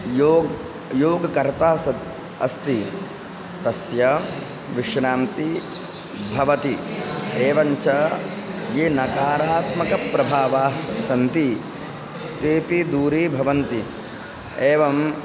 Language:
Sanskrit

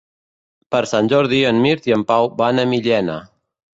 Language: Catalan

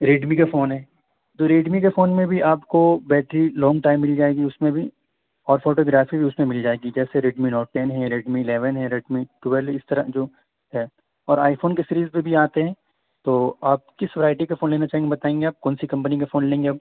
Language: Urdu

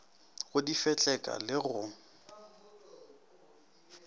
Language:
Northern Sotho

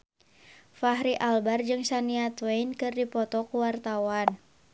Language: Sundanese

